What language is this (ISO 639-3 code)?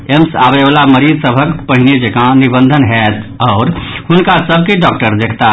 mai